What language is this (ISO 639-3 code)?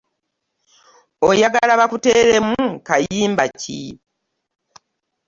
lug